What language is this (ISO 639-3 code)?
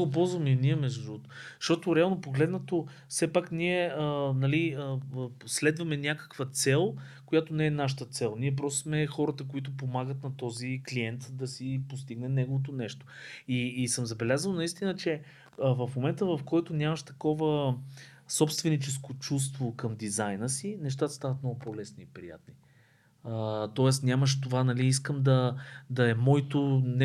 bul